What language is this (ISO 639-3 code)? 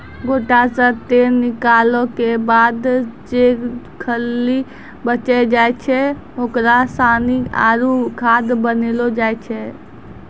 mai